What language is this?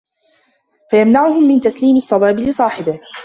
Arabic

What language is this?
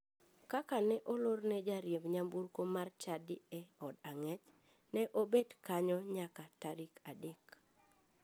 Luo (Kenya and Tanzania)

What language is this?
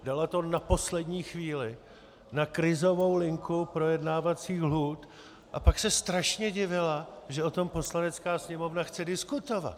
Czech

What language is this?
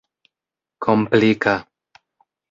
Esperanto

